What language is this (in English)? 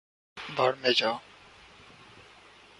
Urdu